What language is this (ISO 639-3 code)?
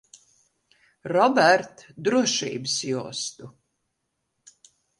lav